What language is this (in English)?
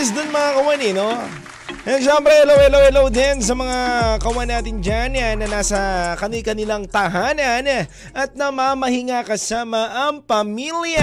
Filipino